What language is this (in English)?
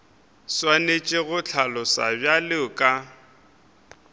Northern Sotho